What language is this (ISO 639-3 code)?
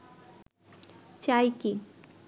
ben